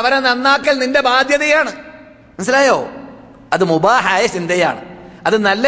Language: Malayalam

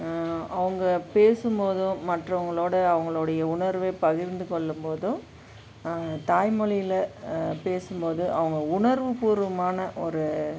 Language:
Tamil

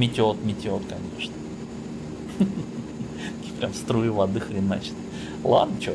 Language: Russian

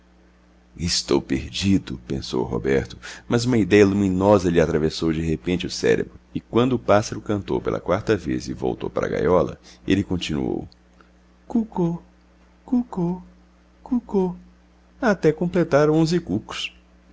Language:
Portuguese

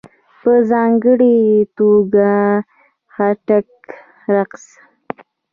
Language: Pashto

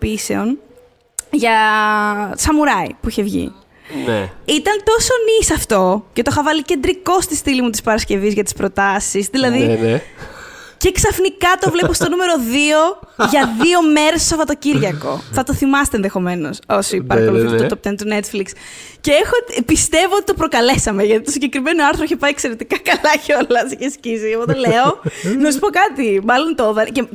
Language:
Greek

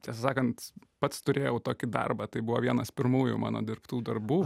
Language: Lithuanian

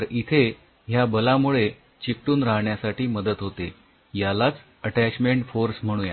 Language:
Marathi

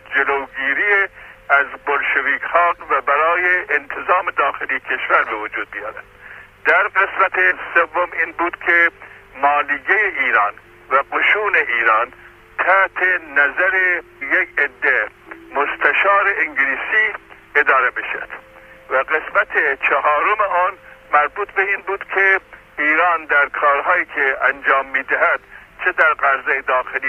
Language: Persian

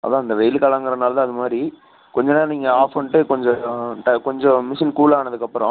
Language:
Tamil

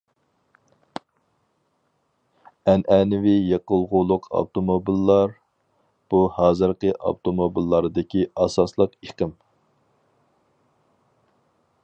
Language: Uyghur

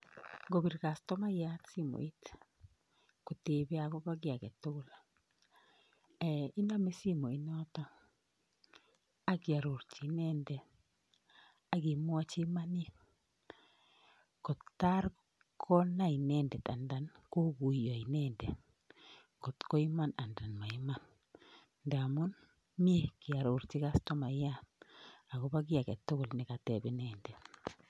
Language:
Kalenjin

